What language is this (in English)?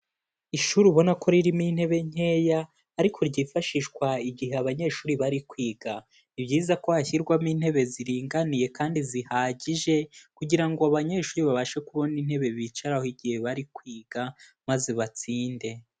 Kinyarwanda